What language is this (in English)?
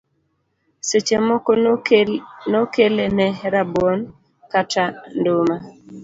Luo (Kenya and Tanzania)